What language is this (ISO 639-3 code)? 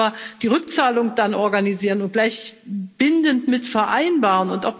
deu